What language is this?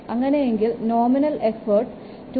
Malayalam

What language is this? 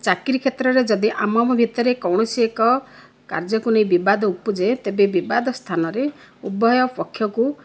Odia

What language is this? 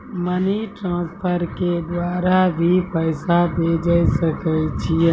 Maithili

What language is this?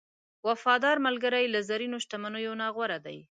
Pashto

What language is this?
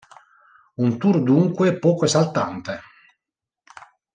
Italian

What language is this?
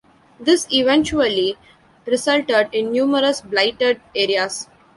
English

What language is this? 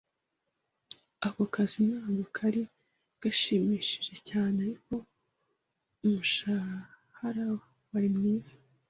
Kinyarwanda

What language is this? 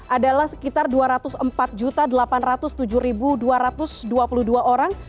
Indonesian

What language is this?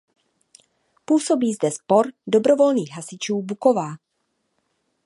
Czech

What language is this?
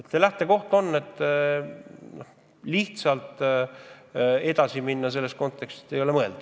Estonian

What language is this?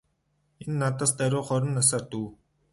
Mongolian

